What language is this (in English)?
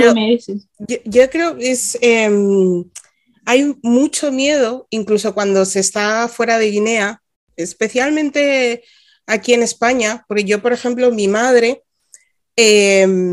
Spanish